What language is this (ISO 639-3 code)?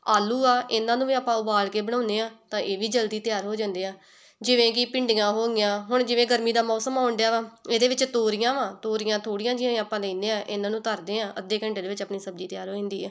pan